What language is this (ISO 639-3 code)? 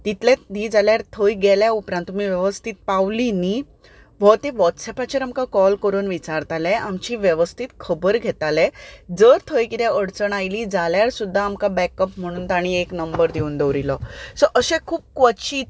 kok